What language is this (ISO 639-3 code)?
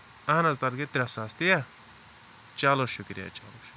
kas